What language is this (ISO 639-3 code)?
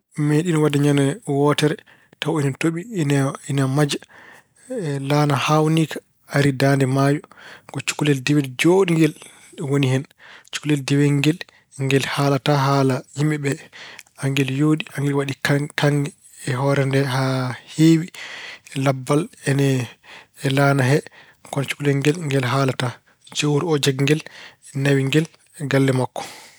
ful